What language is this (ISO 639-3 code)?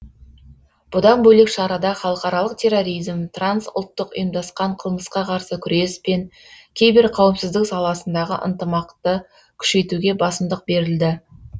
kaz